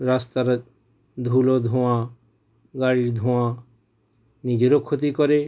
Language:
Bangla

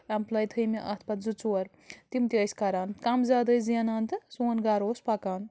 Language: Kashmiri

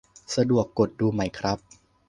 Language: Thai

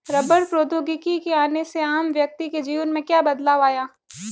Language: Hindi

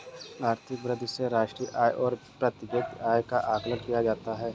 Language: Hindi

